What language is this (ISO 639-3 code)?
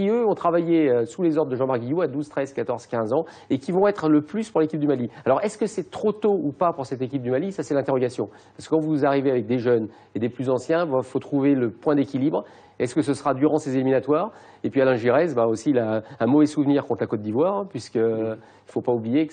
fra